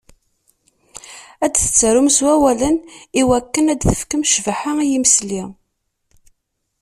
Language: Kabyle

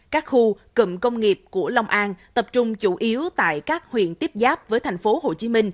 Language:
Vietnamese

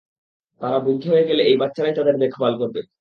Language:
Bangla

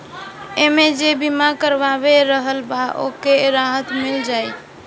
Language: Bhojpuri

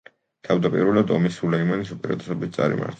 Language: Georgian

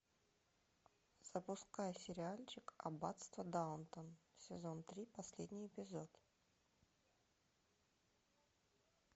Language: Russian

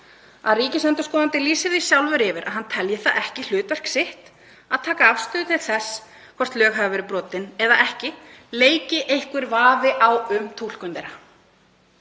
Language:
Icelandic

